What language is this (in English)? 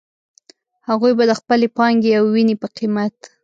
Pashto